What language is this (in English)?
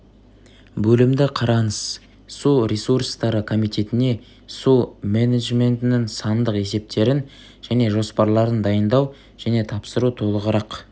Kazakh